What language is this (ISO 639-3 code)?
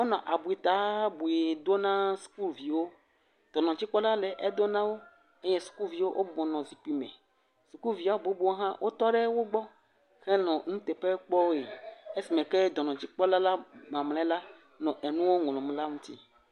ewe